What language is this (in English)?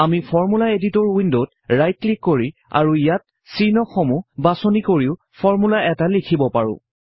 Assamese